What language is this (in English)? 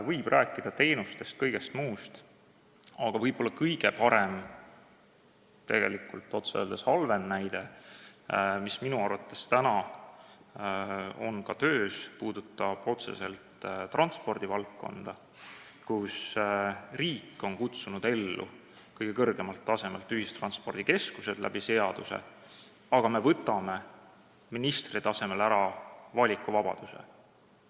Estonian